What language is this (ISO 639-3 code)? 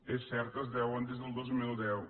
cat